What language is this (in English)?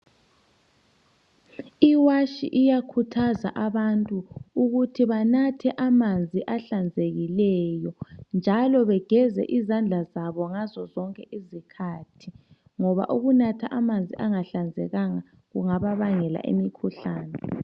North Ndebele